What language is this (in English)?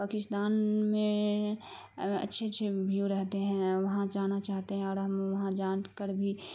Urdu